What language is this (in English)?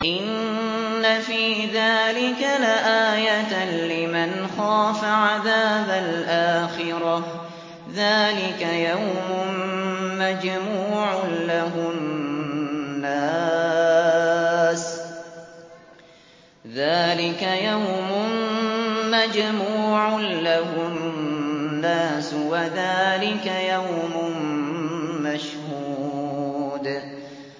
Arabic